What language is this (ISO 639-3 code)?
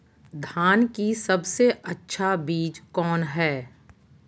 mag